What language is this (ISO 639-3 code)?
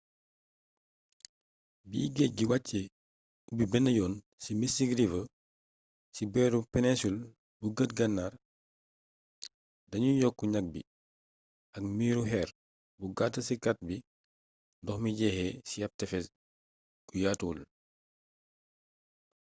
wol